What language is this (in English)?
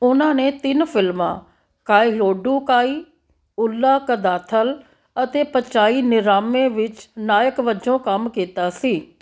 Punjabi